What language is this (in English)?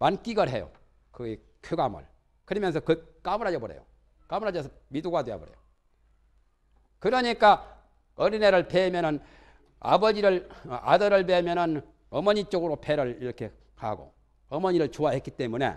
Korean